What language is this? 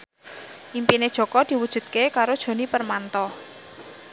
Javanese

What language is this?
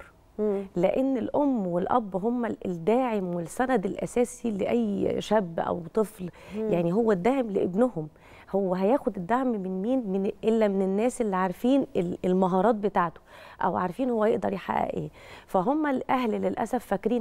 Arabic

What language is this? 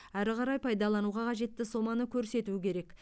Kazakh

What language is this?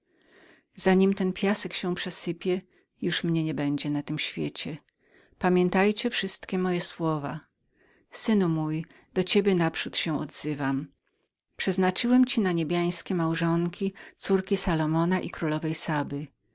Polish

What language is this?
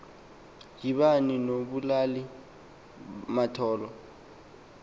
Xhosa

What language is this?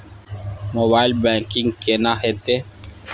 Maithili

